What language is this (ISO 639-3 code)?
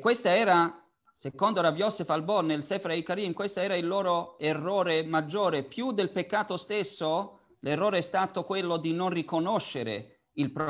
ita